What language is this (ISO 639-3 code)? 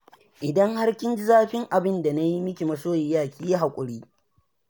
hau